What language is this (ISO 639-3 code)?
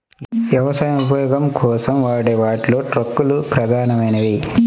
tel